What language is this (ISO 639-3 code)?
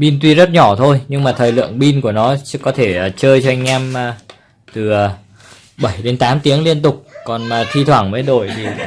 vie